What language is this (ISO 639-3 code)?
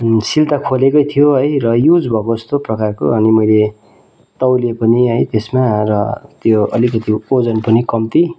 nep